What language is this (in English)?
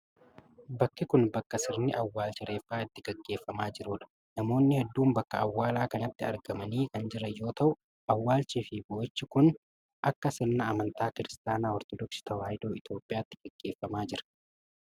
Oromo